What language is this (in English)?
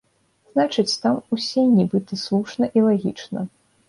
Belarusian